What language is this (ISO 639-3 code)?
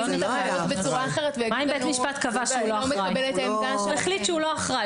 heb